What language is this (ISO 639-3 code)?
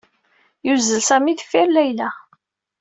kab